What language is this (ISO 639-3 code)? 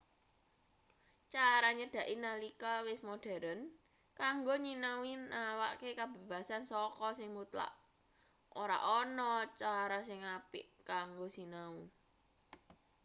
jav